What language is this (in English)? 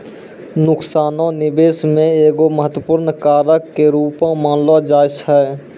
Maithili